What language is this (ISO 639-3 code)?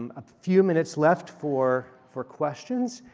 eng